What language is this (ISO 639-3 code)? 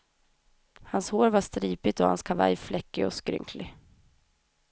swe